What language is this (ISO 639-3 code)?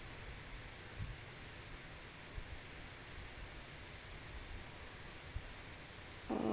eng